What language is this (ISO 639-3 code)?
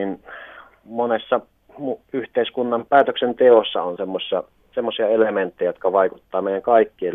fin